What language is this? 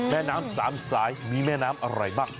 Thai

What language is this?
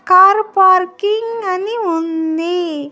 Telugu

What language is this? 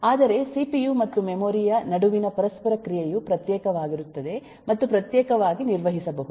Kannada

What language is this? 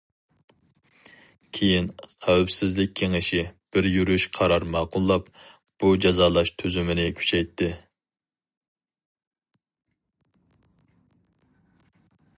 Uyghur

